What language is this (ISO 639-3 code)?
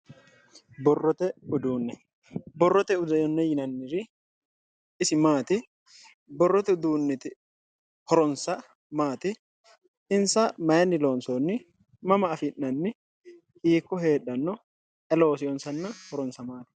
sid